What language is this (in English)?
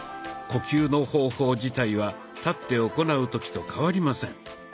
Japanese